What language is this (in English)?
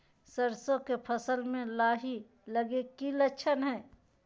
Magahi